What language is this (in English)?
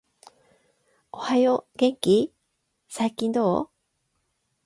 Japanese